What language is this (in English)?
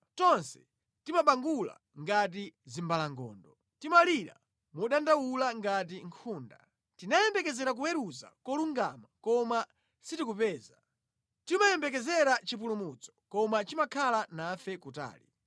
Nyanja